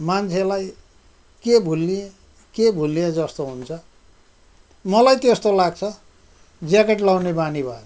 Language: Nepali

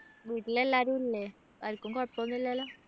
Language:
Malayalam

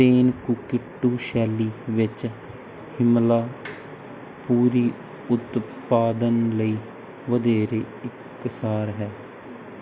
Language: Punjabi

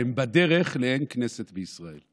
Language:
Hebrew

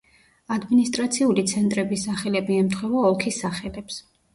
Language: Georgian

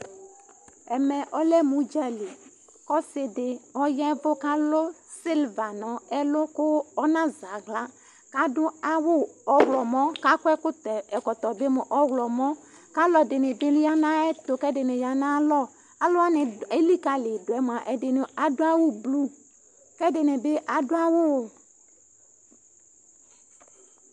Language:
Ikposo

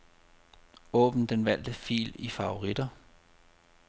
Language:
Danish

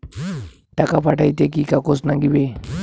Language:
Bangla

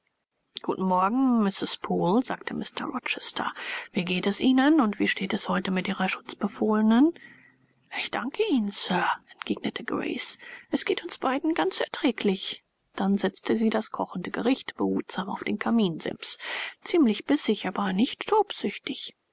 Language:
German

